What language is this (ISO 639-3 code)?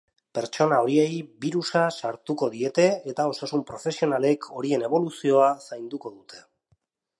eus